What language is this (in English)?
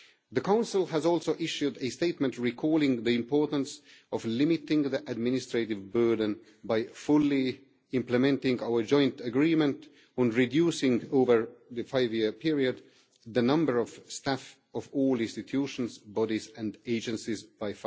English